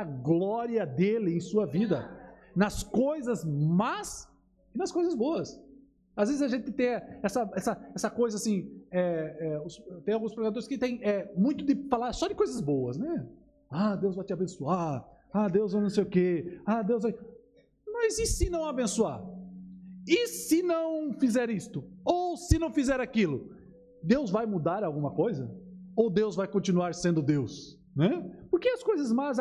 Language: Portuguese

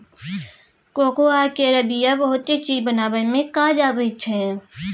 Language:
Maithili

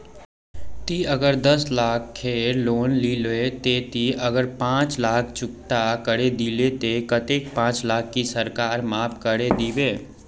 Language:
Magahi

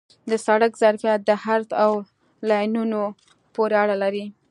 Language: Pashto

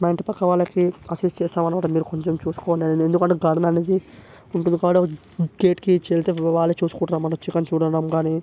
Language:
Telugu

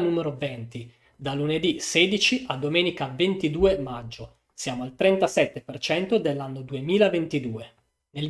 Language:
Italian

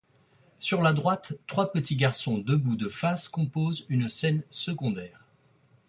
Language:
French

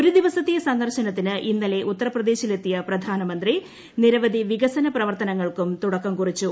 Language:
Malayalam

